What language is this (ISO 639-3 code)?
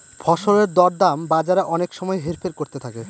ben